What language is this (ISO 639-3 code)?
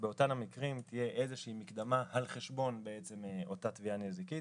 heb